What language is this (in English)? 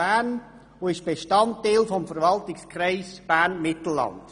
Swiss German